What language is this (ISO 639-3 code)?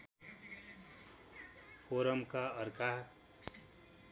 nep